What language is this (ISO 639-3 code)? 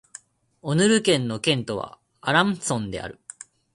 jpn